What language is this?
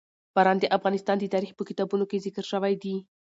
Pashto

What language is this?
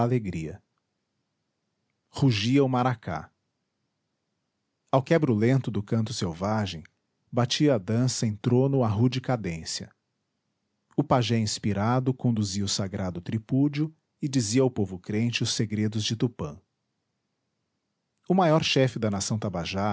Portuguese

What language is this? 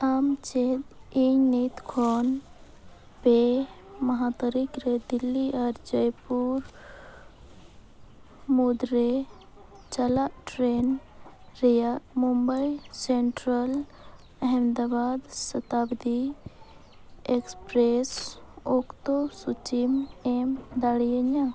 Santali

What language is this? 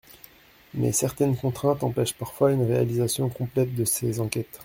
French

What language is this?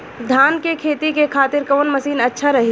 Bhojpuri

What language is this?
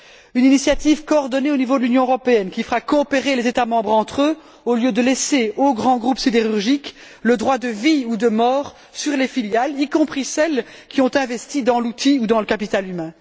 French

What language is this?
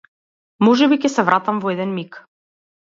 Macedonian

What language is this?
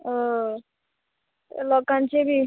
Konkani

